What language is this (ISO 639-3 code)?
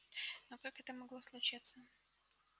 rus